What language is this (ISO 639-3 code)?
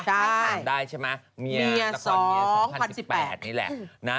tha